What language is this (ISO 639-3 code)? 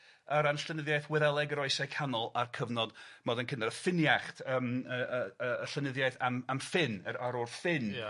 cym